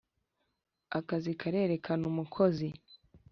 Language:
Kinyarwanda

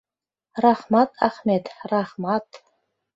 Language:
Mari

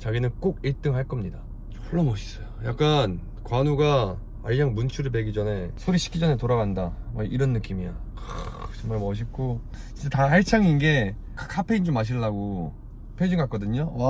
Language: Korean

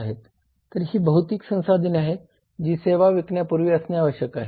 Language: Marathi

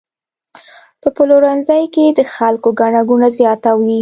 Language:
Pashto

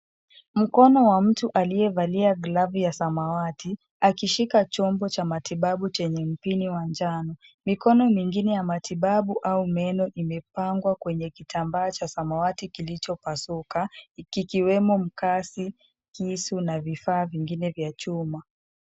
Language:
Swahili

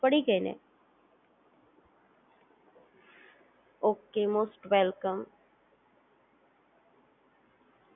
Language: Gujarati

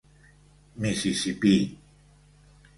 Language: Catalan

